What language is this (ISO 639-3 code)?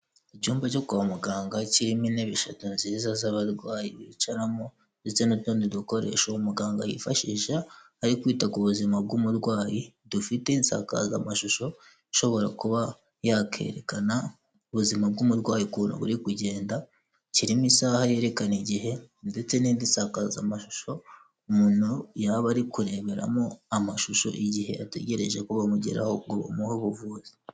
kin